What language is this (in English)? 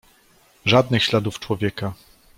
Polish